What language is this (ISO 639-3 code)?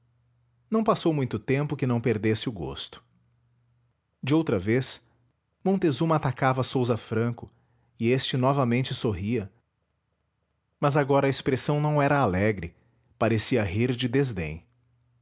por